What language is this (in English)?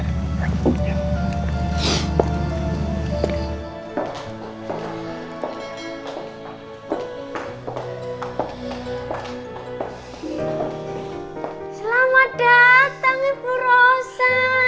Indonesian